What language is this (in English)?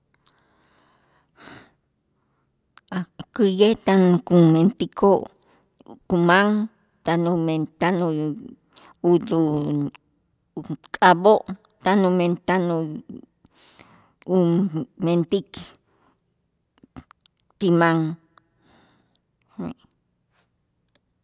Itzá